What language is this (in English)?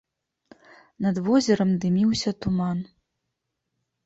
Belarusian